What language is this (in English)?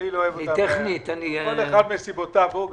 Hebrew